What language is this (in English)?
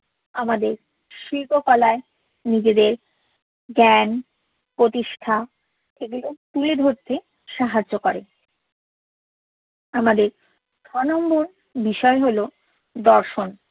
Bangla